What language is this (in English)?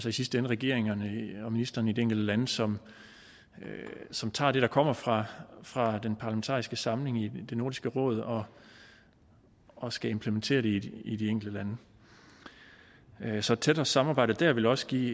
Danish